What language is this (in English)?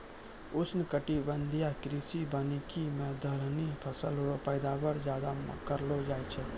Maithili